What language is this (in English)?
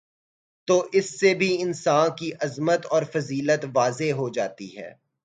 Urdu